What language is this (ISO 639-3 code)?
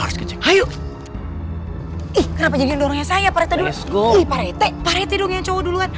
ind